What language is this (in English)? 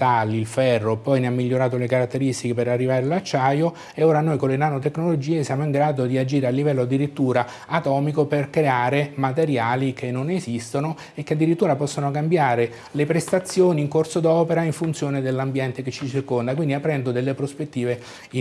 Italian